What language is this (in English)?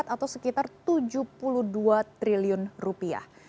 Indonesian